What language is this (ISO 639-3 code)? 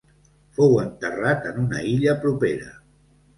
cat